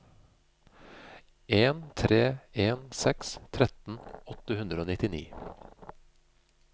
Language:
Norwegian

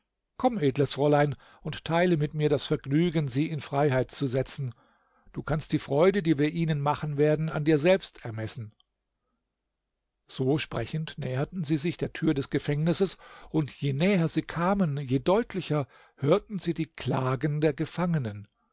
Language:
German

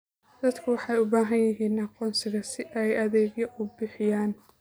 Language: Somali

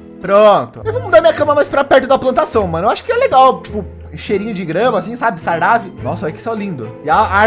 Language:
Portuguese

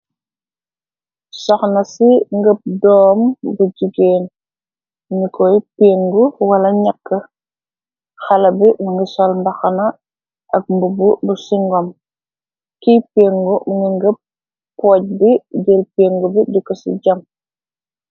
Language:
Wolof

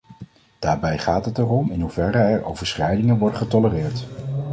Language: Dutch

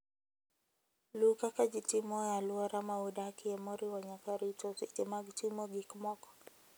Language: Luo (Kenya and Tanzania)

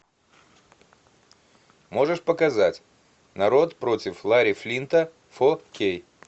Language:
Russian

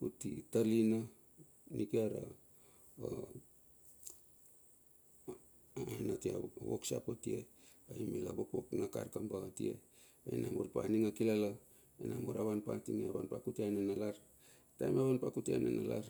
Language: Bilur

